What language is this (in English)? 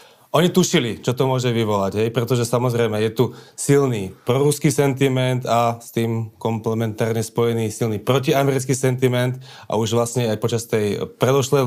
Slovak